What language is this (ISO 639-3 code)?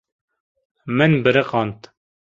kur